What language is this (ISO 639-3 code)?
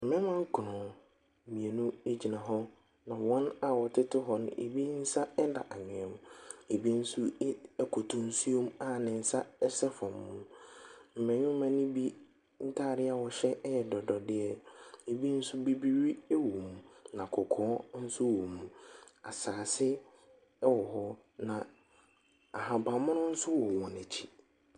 aka